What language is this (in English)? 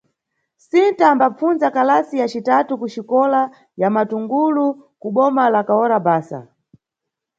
Nyungwe